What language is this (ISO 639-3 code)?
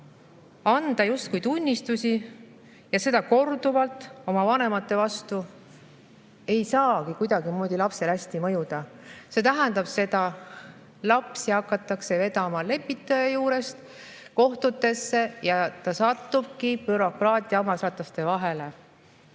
est